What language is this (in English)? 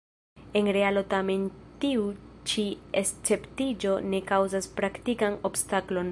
Esperanto